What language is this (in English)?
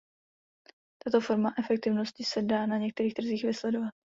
Czech